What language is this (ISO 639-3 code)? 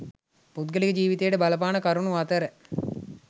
sin